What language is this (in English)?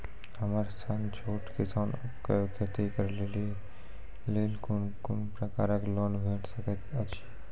Maithili